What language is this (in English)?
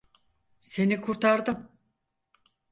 Turkish